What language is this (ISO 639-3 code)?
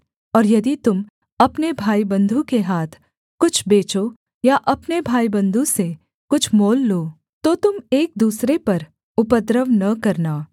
hin